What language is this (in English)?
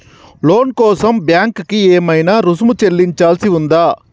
Telugu